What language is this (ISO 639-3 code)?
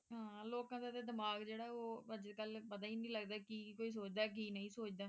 pan